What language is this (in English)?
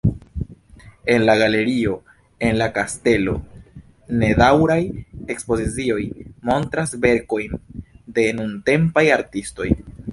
Esperanto